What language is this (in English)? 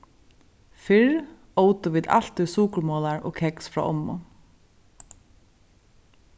Faroese